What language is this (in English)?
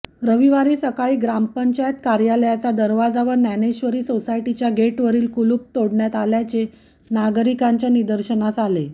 Marathi